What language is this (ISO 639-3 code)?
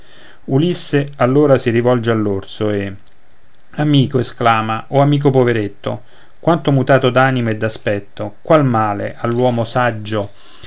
ita